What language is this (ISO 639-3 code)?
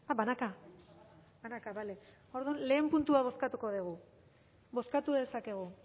eus